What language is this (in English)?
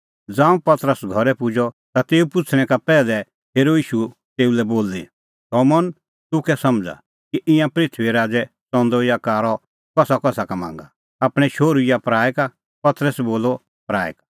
Kullu Pahari